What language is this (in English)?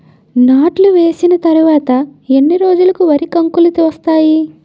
Telugu